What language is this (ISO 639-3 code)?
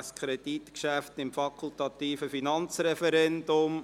gsw